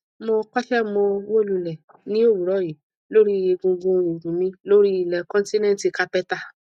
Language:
Yoruba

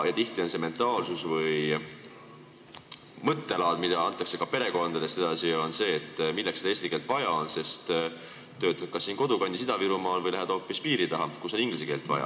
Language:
Estonian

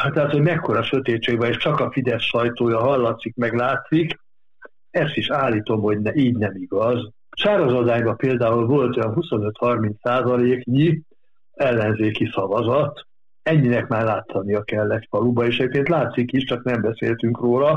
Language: Hungarian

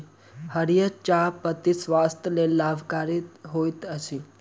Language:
Maithili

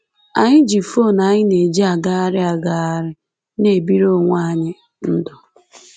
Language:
Igbo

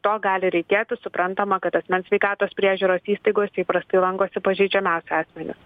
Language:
Lithuanian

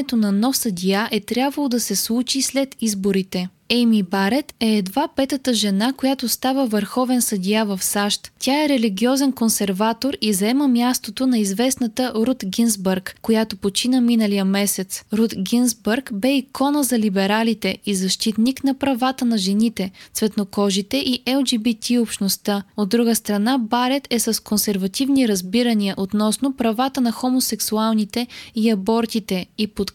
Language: Bulgarian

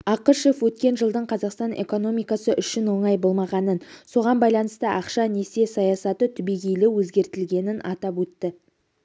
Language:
Kazakh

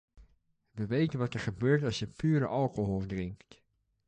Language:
Dutch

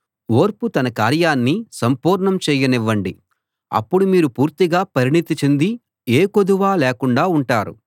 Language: Telugu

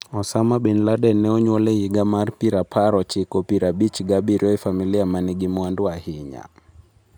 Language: Luo (Kenya and Tanzania)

